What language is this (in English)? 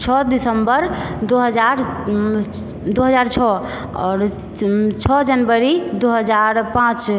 Maithili